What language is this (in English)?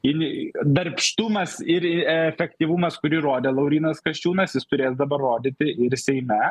Lithuanian